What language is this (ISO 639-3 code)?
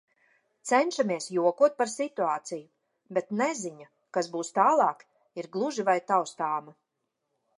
lav